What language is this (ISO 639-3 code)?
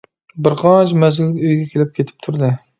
uig